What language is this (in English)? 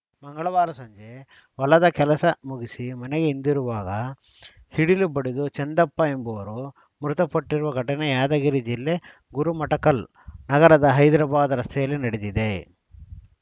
Kannada